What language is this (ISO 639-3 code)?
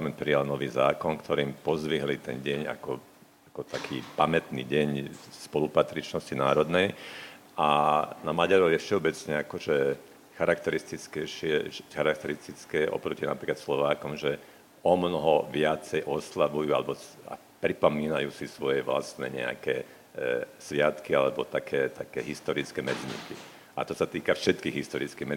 slk